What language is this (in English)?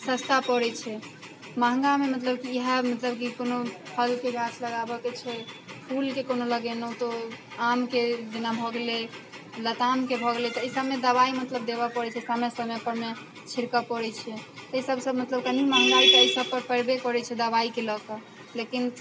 Maithili